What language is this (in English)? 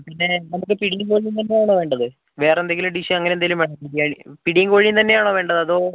Malayalam